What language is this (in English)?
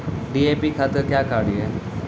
Maithili